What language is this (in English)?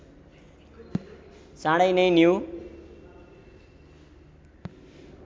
Nepali